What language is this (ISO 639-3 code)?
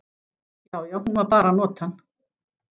isl